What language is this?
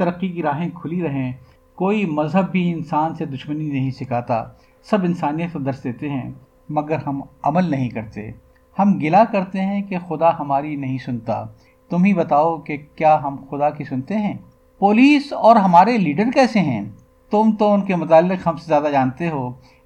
Urdu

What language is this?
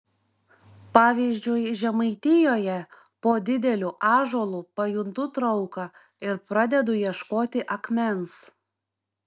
Lithuanian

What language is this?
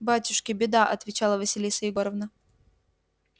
Russian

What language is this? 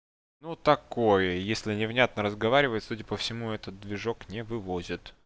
Russian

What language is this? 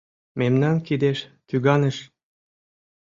Mari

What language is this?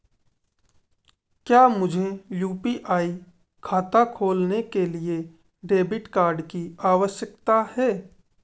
Hindi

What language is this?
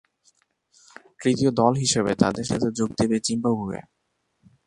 Bangla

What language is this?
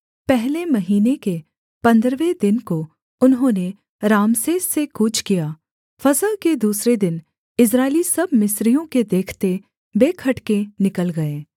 Hindi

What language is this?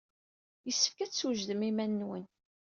Kabyle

